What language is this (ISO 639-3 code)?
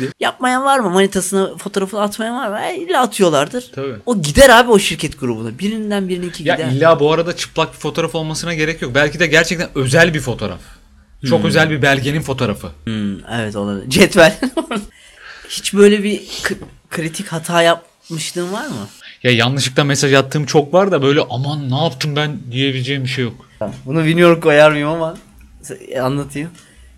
tur